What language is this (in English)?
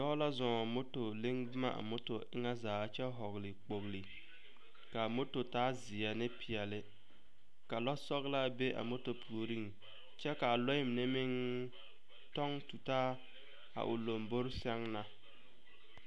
Southern Dagaare